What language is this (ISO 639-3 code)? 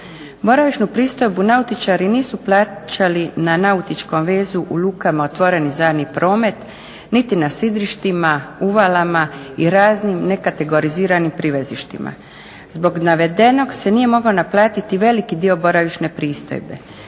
hrv